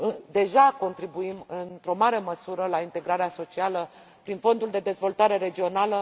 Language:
Romanian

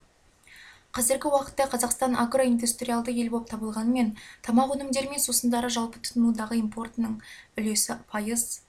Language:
Kazakh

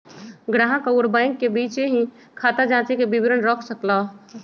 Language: Magahi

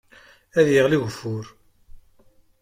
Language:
Kabyle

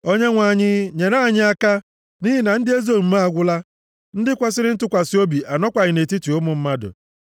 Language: Igbo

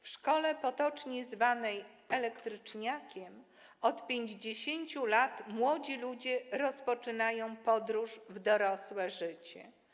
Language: Polish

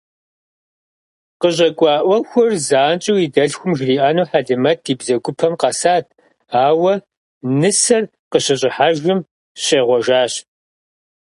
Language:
Kabardian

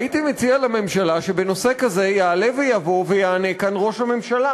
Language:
Hebrew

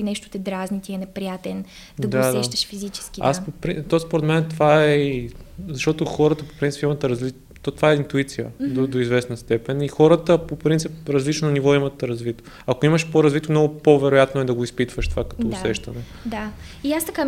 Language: Bulgarian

